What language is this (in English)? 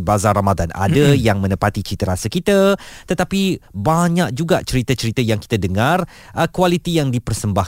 Malay